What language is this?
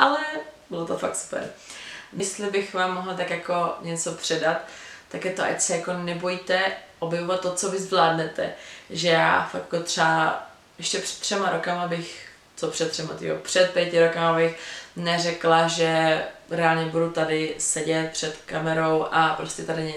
Czech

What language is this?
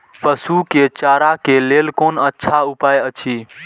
Maithili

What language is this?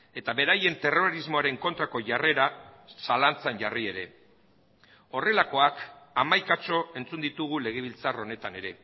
Basque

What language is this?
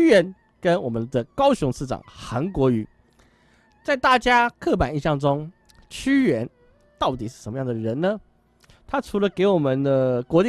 Chinese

